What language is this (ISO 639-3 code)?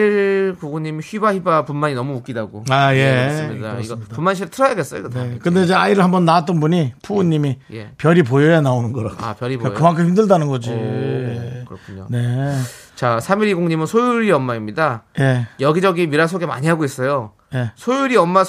kor